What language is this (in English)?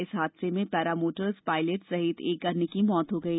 Hindi